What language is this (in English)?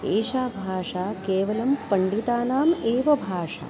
Sanskrit